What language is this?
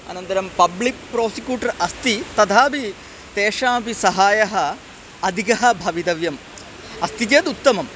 Sanskrit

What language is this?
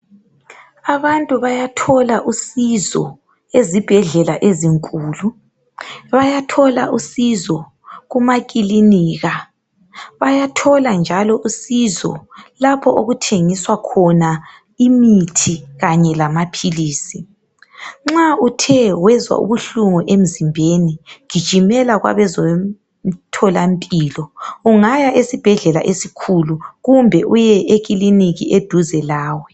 North Ndebele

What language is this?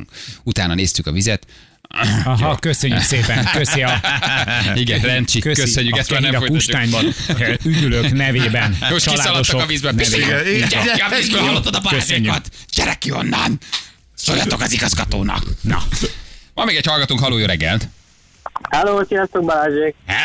Hungarian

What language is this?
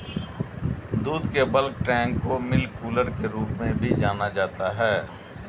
Hindi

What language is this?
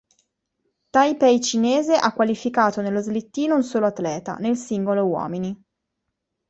Italian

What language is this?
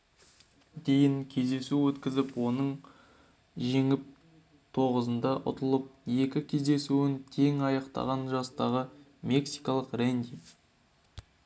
Kazakh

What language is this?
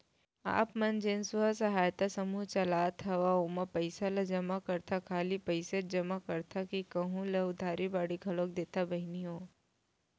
Chhattisgarhi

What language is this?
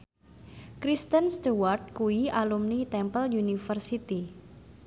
Javanese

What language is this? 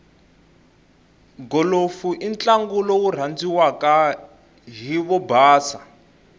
Tsonga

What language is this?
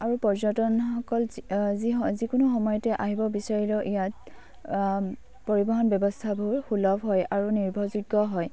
Assamese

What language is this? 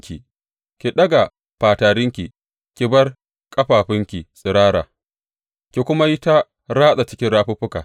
Hausa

